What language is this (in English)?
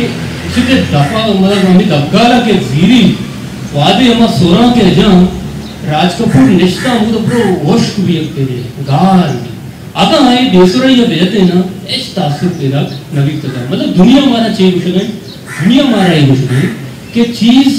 Hindi